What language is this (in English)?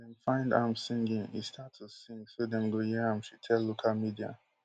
Nigerian Pidgin